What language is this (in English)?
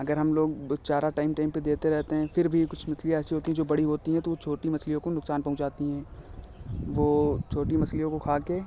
Hindi